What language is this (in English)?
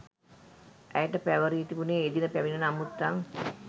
Sinhala